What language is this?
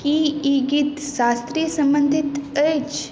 Maithili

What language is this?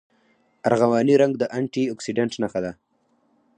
Pashto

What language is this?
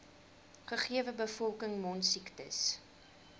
Afrikaans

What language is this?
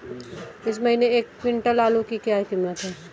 Hindi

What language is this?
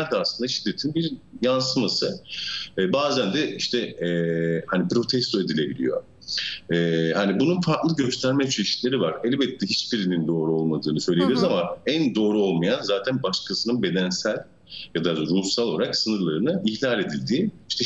Turkish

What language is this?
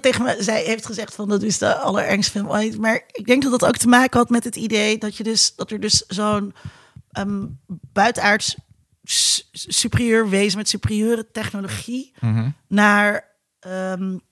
Dutch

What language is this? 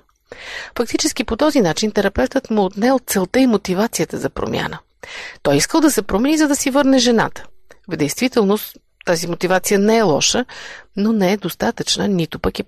Bulgarian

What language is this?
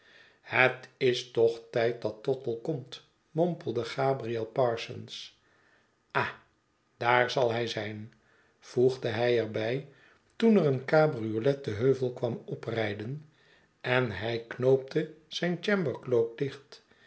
Dutch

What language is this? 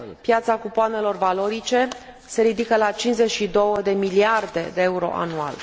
Romanian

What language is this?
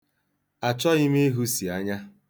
Igbo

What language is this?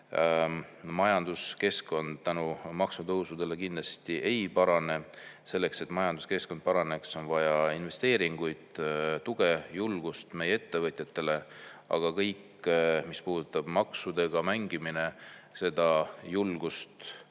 Estonian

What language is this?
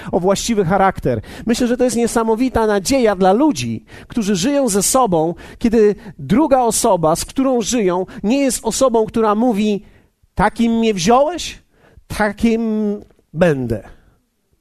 Polish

